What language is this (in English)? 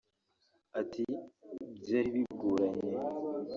Kinyarwanda